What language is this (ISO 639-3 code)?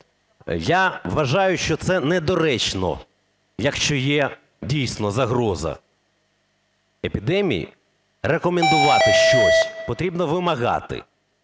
ukr